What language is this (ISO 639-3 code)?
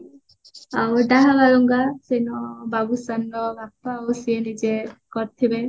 ori